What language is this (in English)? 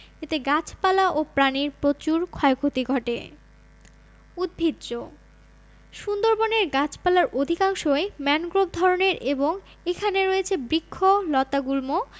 Bangla